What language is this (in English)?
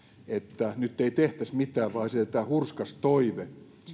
Finnish